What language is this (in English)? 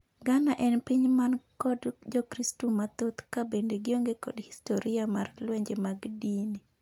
Luo (Kenya and Tanzania)